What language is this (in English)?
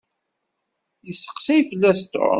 Kabyle